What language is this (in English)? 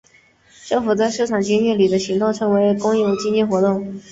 Chinese